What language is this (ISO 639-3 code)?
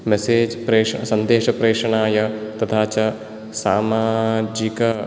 san